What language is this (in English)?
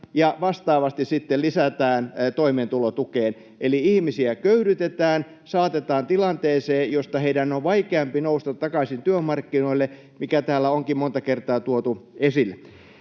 Finnish